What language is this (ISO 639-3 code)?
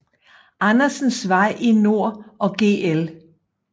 dan